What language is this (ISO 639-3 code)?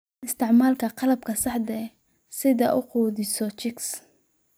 som